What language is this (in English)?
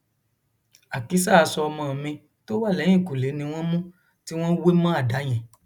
Yoruba